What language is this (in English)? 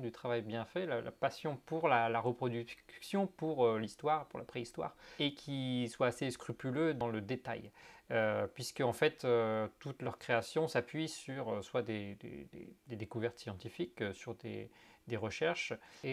French